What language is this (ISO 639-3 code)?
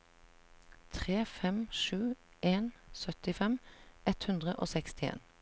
nor